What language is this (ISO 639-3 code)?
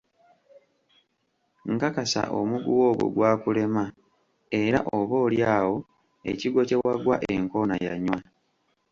lug